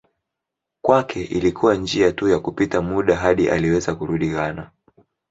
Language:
Swahili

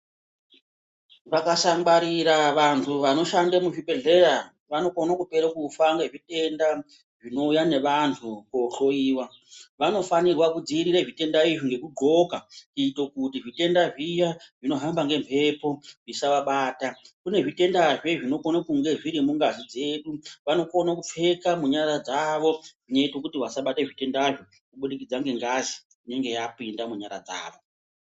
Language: Ndau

